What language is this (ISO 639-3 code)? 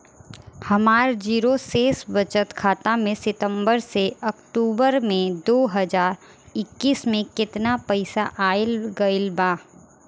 bho